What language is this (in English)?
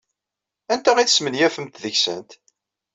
Kabyle